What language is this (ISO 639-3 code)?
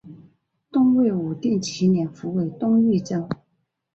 zho